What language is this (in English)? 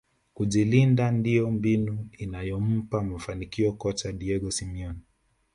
Swahili